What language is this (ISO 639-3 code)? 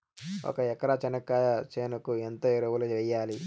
tel